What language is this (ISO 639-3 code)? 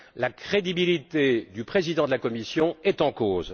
fra